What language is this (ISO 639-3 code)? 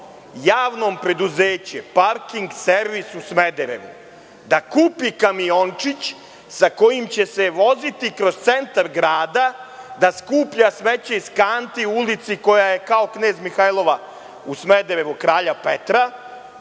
srp